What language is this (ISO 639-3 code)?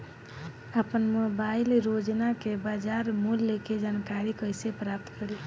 bho